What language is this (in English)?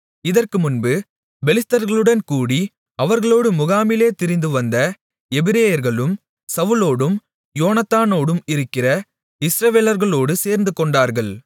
Tamil